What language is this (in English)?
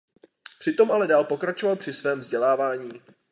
Czech